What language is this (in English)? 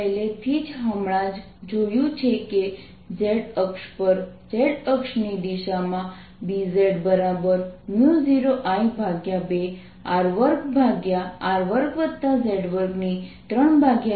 Gujarati